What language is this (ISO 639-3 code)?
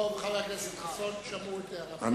heb